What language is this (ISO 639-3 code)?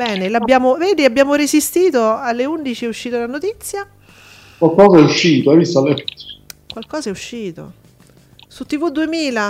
ita